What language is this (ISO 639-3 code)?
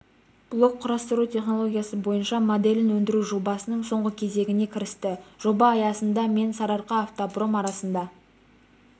kaz